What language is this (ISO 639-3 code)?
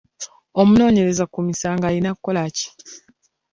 lug